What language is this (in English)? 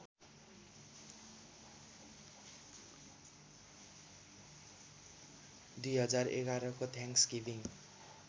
Nepali